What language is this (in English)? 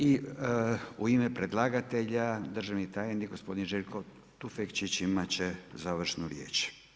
Croatian